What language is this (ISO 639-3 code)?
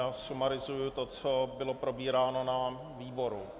ces